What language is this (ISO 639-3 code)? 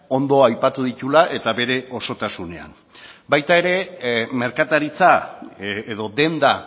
eus